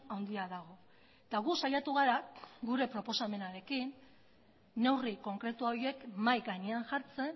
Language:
Basque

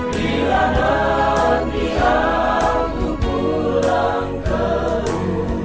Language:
Indonesian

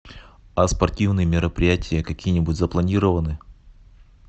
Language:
Russian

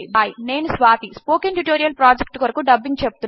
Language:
Telugu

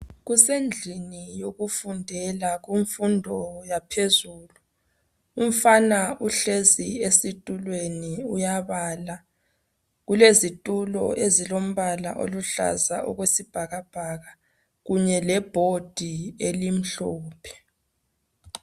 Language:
North Ndebele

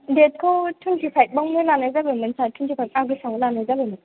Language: Bodo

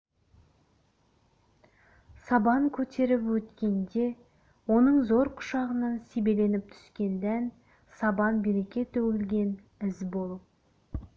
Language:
Kazakh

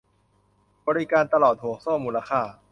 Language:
Thai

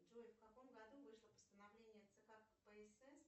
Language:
Russian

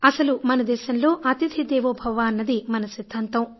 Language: Telugu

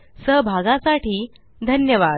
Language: Marathi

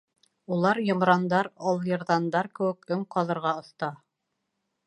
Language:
Bashkir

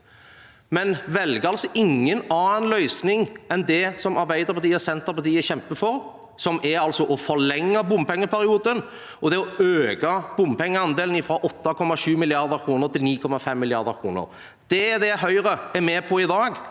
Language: Norwegian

